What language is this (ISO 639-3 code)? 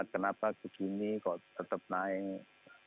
ind